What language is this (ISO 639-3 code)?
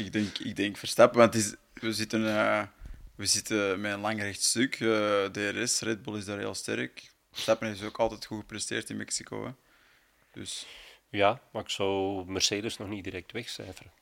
nld